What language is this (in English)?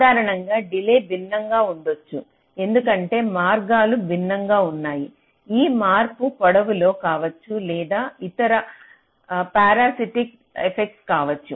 Telugu